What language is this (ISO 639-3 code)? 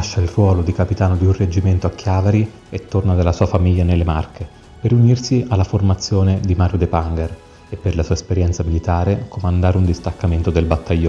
ita